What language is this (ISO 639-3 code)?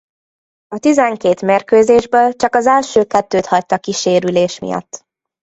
hun